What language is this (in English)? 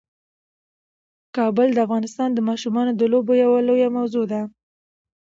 Pashto